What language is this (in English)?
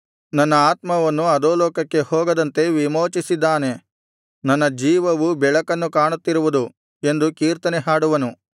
Kannada